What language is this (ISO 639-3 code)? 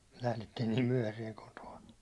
fin